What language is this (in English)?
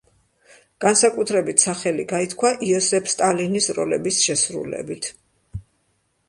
Georgian